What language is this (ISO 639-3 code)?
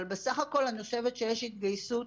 heb